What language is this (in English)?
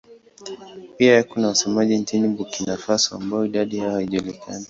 Swahili